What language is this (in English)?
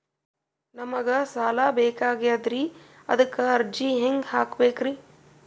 Kannada